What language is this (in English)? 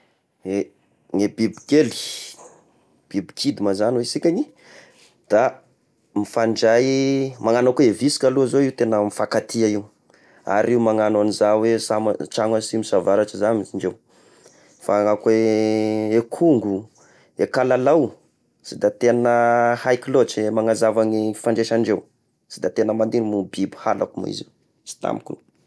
Tesaka Malagasy